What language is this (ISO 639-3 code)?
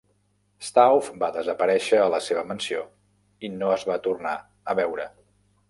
cat